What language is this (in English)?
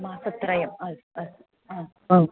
Sanskrit